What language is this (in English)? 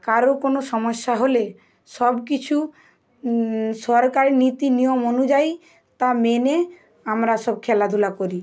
Bangla